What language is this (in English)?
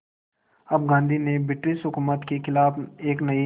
Hindi